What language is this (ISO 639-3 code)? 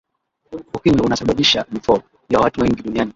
swa